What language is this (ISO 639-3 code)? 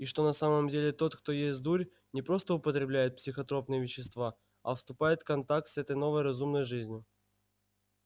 rus